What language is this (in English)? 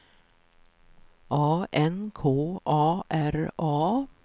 Swedish